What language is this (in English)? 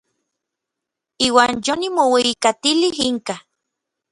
Orizaba Nahuatl